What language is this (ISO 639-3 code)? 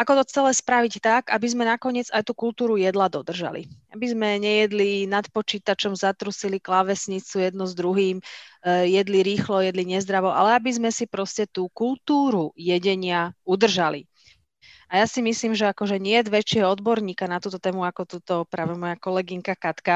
slk